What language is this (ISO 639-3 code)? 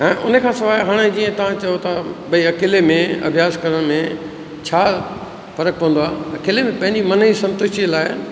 snd